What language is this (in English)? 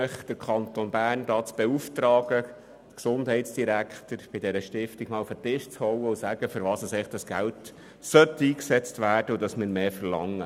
Swiss German